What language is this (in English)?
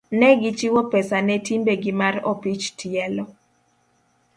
Luo (Kenya and Tanzania)